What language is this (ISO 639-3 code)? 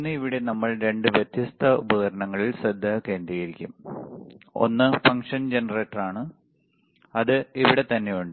mal